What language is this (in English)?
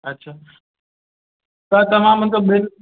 Sindhi